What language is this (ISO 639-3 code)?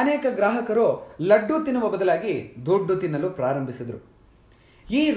kan